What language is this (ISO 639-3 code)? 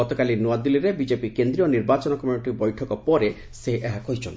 ori